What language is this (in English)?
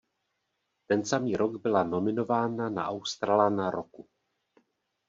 Czech